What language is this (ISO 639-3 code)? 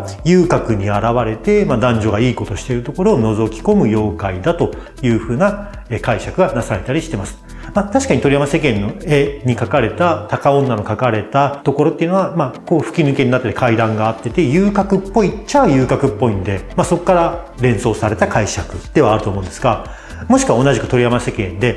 jpn